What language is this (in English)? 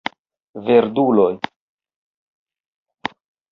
Esperanto